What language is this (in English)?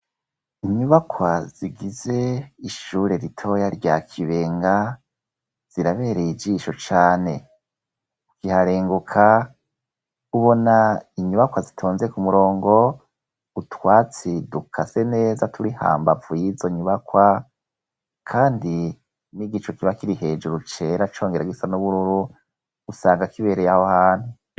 Rundi